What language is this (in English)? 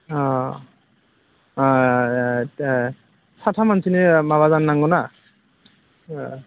Bodo